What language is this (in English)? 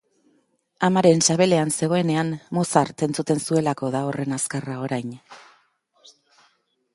Basque